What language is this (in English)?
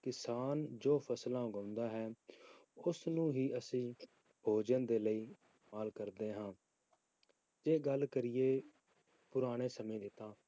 Punjabi